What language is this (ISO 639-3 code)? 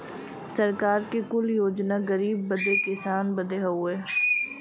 bho